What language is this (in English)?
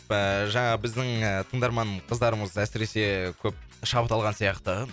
Kazakh